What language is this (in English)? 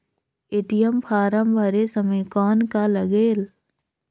Chhattisgarhi